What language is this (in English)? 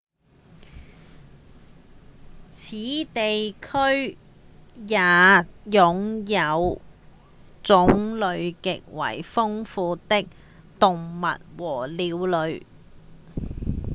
Cantonese